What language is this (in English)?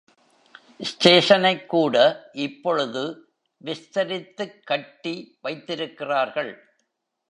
Tamil